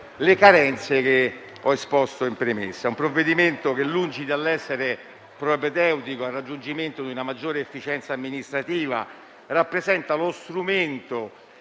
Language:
Italian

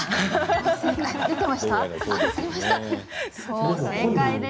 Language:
Japanese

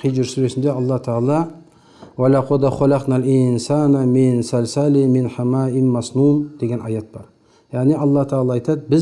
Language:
Turkish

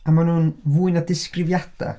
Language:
Welsh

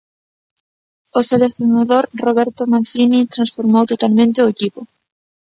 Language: Galician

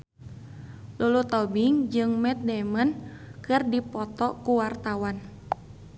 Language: Sundanese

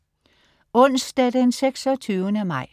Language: Danish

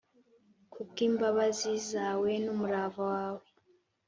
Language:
Kinyarwanda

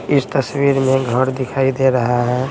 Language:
Hindi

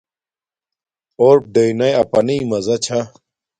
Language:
Domaaki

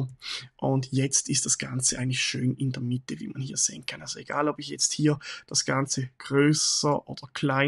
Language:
German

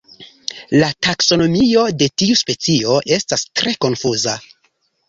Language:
Esperanto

